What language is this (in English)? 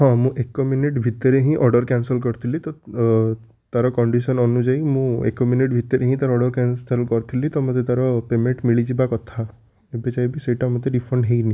Odia